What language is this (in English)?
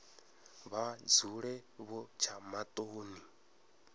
Venda